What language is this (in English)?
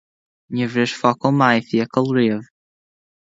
Irish